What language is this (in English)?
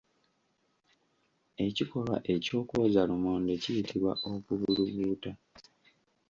Ganda